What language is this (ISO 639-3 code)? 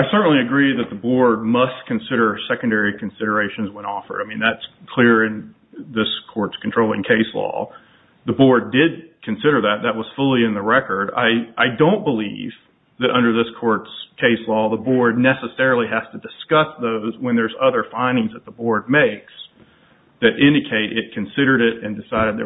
eng